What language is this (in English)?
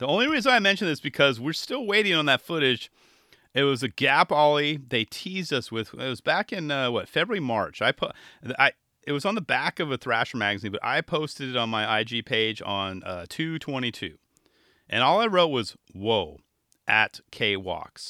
English